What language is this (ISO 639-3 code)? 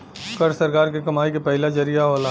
bho